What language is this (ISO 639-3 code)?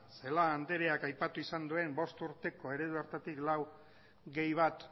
eus